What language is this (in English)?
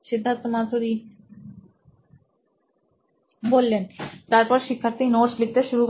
Bangla